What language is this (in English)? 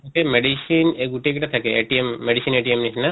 Assamese